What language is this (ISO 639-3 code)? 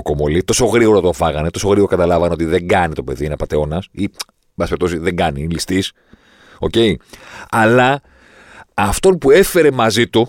ell